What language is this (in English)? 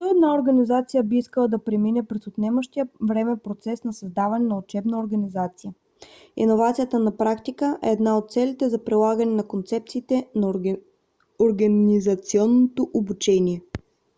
Bulgarian